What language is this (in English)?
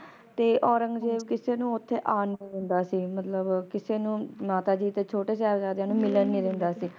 Punjabi